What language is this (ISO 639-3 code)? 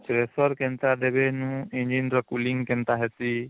ori